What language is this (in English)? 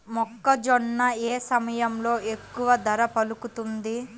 Telugu